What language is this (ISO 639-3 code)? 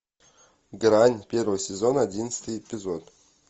rus